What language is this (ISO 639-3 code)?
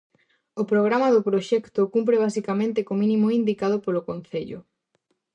glg